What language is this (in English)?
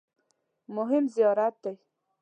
Pashto